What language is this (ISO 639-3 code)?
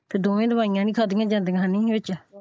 pan